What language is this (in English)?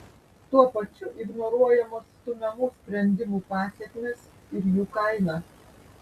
Lithuanian